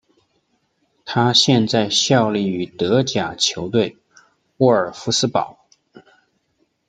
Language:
Chinese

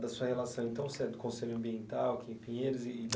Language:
Portuguese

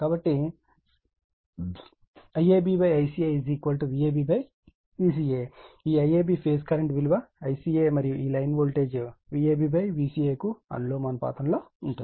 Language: Telugu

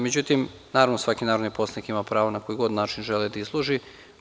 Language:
Serbian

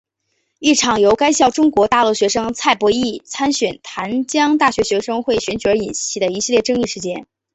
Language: Chinese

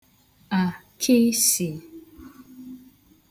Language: Igbo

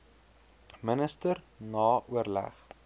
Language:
Afrikaans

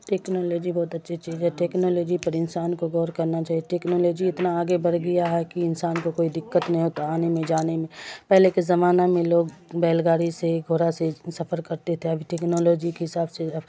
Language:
Urdu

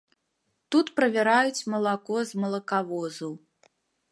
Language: Belarusian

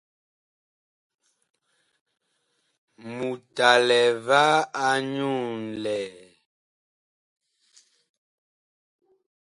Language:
Bakoko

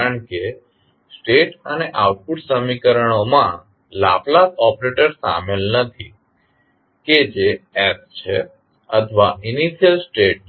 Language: Gujarati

